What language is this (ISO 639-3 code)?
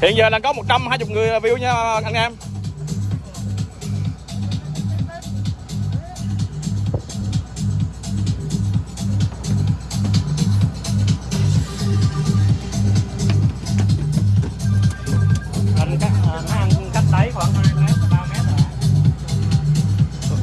vie